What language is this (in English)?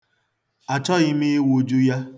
Igbo